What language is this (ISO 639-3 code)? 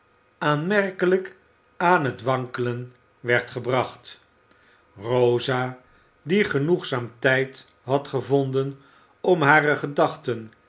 nld